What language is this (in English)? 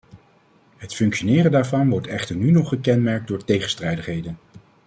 Dutch